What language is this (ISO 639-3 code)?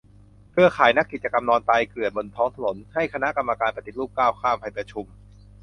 tha